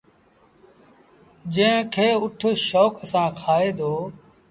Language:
Sindhi Bhil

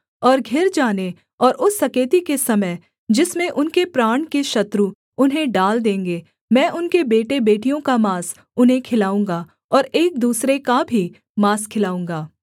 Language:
Hindi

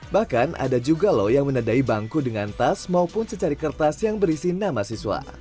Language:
Indonesian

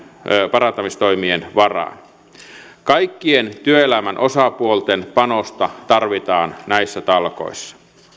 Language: Finnish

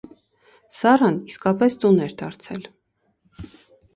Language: Armenian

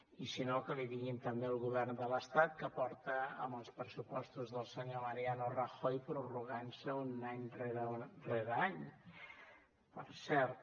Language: Catalan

